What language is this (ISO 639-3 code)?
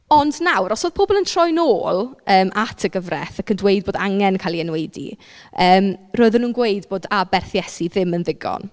cym